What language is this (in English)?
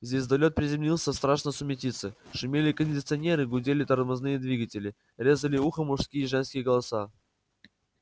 Russian